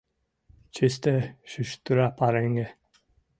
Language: Mari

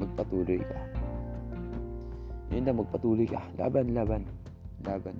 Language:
Filipino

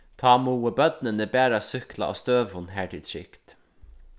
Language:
Faroese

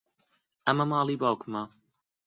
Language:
Central Kurdish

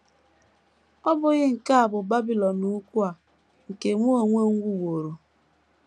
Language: Igbo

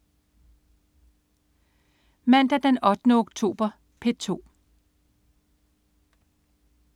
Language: Danish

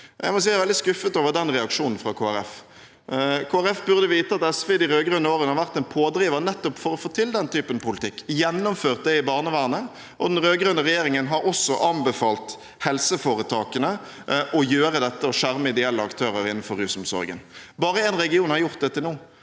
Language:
Norwegian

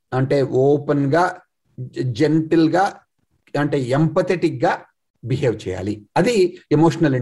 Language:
Telugu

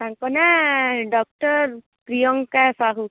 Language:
Odia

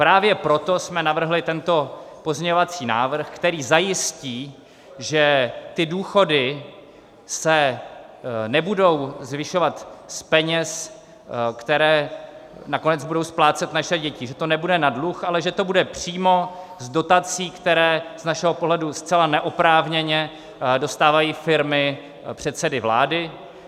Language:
Czech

